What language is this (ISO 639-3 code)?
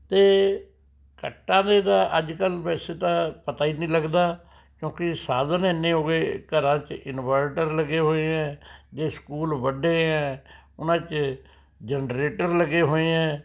pan